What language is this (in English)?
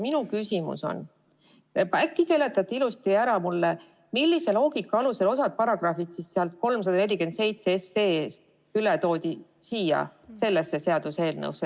Estonian